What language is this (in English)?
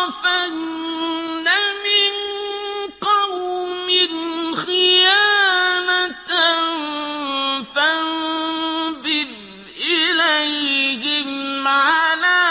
Arabic